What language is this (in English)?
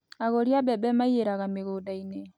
Kikuyu